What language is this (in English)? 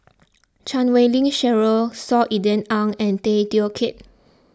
English